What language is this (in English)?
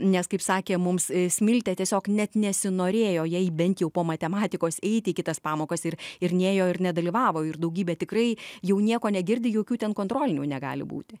Lithuanian